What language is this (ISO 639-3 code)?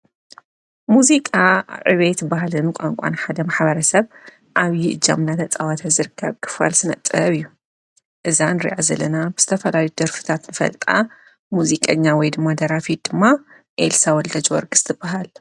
tir